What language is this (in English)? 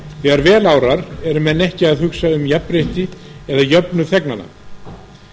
Icelandic